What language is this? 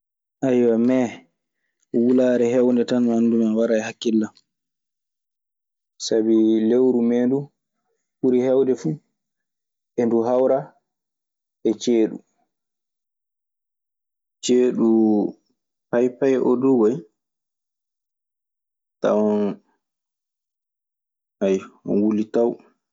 Maasina Fulfulde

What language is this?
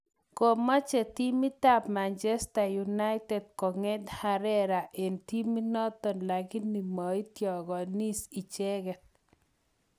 Kalenjin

